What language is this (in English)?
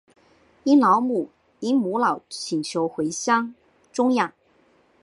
Chinese